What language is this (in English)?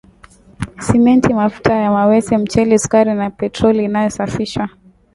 Swahili